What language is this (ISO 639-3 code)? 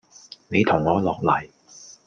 yue